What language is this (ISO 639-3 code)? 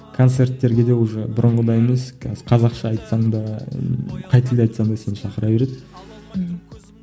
kaz